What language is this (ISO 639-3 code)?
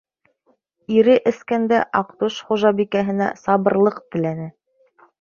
bak